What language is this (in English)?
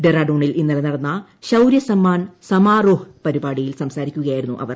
Malayalam